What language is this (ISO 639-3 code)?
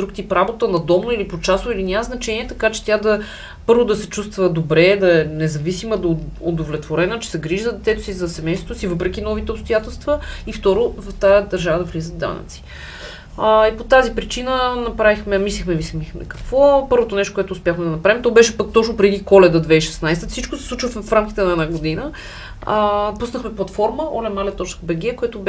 bul